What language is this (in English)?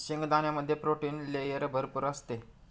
Marathi